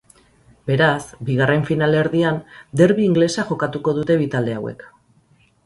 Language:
Basque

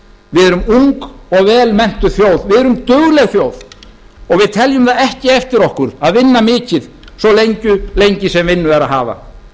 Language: Icelandic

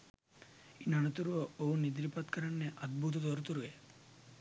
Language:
Sinhala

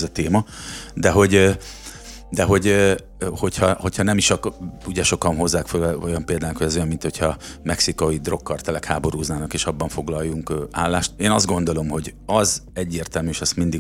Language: Hungarian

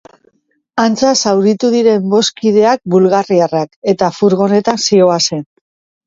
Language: Basque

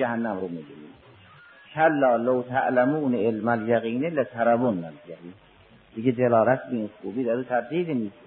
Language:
Persian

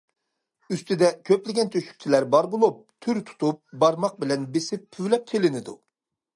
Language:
Uyghur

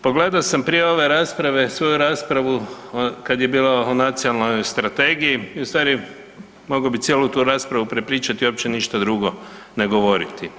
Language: Croatian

